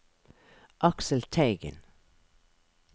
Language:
Norwegian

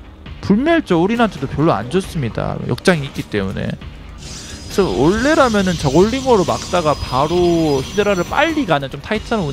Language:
Korean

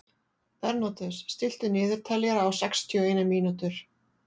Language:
Icelandic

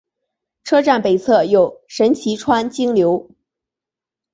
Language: Chinese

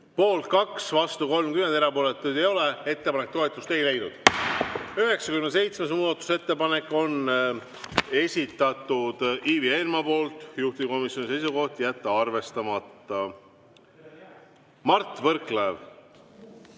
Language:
Estonian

